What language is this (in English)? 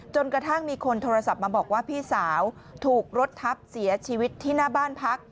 Thai